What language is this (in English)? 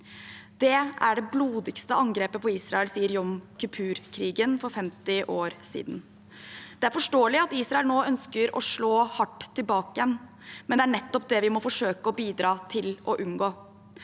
Norwegian